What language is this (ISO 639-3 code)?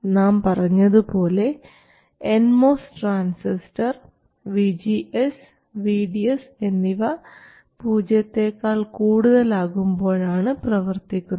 mal